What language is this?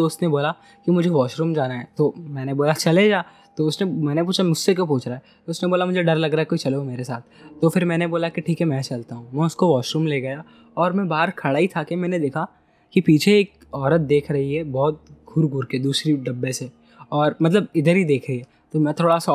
Hindi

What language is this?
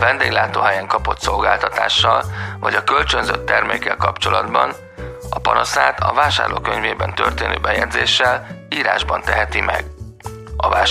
Hungarian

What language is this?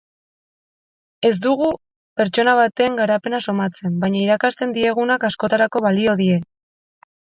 Basque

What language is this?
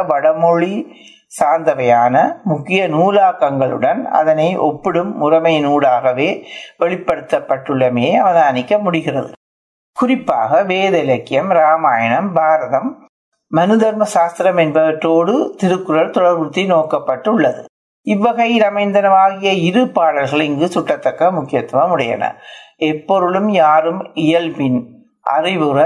Tamil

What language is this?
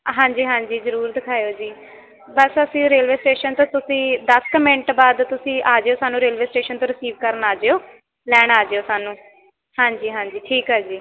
Punjabi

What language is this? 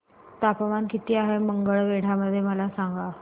Marathi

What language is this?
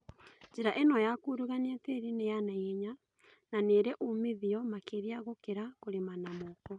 Kikuyu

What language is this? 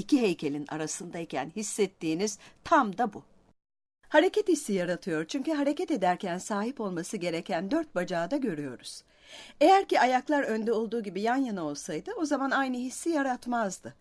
Turkish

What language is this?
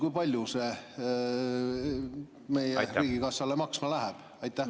Estonian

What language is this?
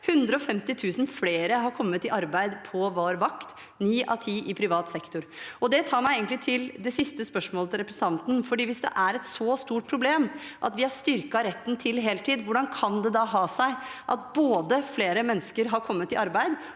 Norwegian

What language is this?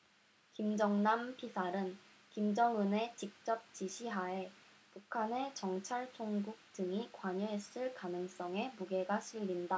Korean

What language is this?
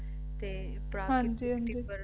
Punjabi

